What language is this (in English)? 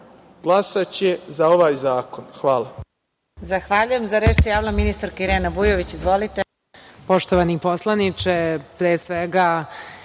Serbian